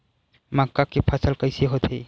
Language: Chhattisgarhi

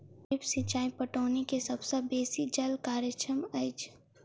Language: Maithili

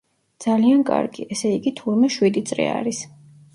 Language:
Georgian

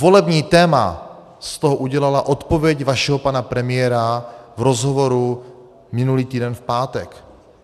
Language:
Czech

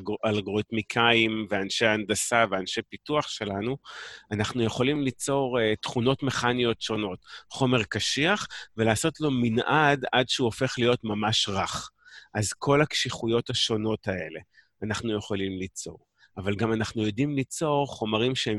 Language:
Hebrew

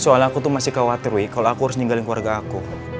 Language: Indonesian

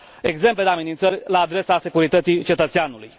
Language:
Romanian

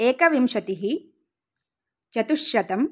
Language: Sanskrit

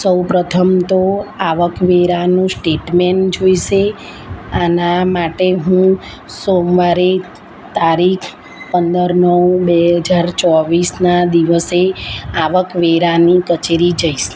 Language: Gujarati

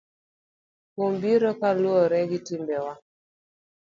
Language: Luo (Kenya and Tanzania)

